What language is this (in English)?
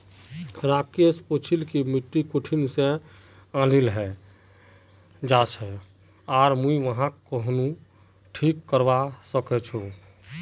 Magahi